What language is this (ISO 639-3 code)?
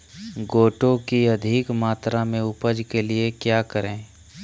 mag